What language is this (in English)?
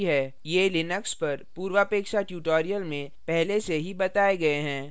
Hindi